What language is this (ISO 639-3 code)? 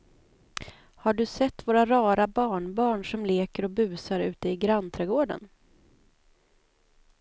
swe